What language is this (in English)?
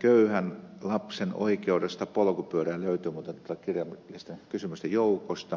Finnish